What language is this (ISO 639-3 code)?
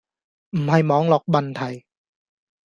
yue